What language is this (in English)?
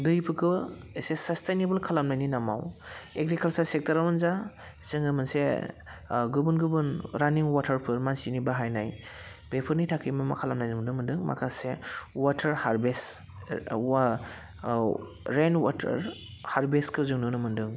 Bodo